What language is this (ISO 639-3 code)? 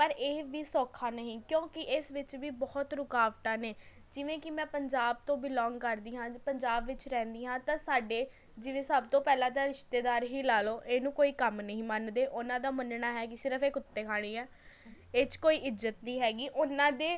pan